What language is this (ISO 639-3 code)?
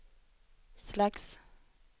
swe